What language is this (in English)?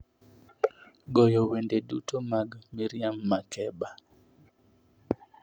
Luo (Kenya and Tanzania)